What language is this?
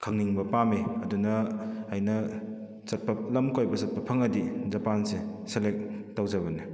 Manipuri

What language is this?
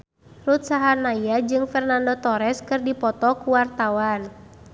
Sundanese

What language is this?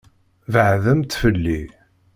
Kabyle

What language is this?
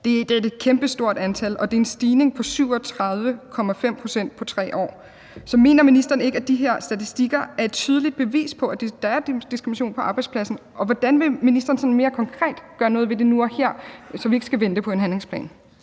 Danish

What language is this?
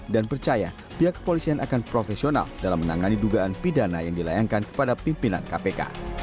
Indonesian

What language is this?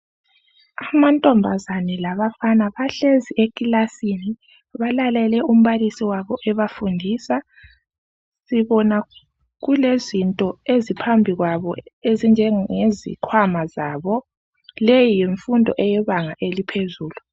North Ndebele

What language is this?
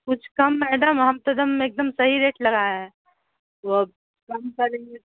Urdu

